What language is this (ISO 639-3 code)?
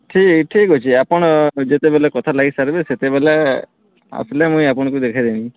ori